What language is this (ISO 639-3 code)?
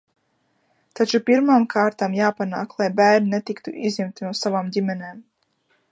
lav